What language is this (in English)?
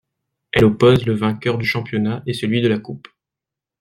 French